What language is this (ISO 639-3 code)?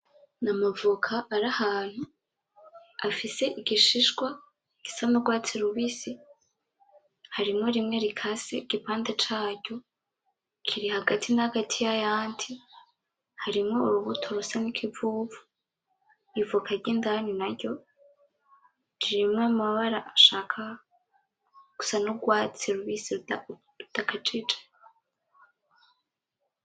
run